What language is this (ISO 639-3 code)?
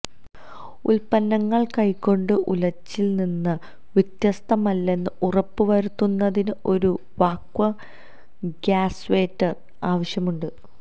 mal